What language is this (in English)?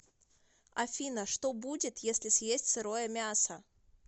Russian